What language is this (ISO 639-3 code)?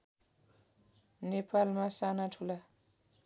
nep